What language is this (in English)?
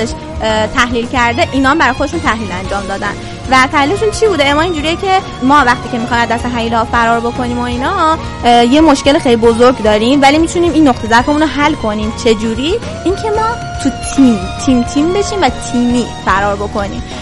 Persian